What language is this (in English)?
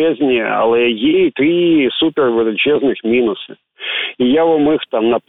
Ukrainian